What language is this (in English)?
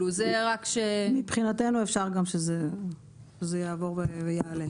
Hebrew